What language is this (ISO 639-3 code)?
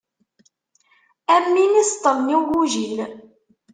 kab